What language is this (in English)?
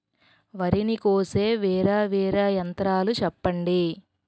Telugu